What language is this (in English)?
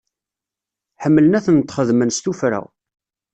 Kabyle